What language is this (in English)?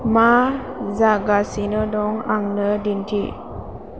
Bodo